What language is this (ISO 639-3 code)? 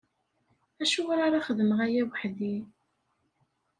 kab